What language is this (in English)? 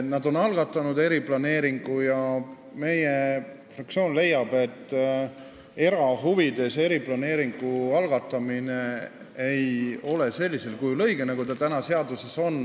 Estonian